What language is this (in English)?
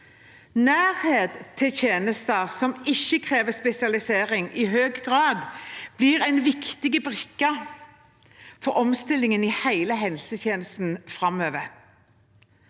Norwegian